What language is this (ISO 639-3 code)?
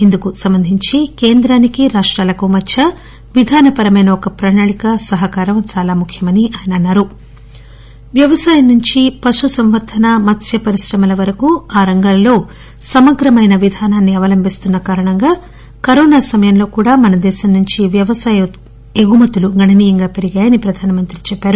tel